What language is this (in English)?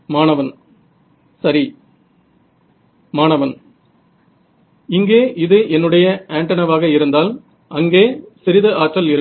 Tamil